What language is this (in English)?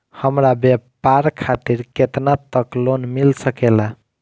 Bhojpuri